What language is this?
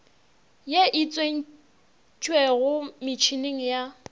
Northern Sotho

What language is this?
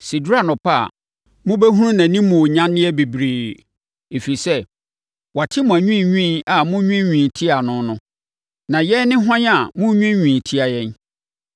Akan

